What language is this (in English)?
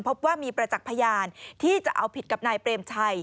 Thai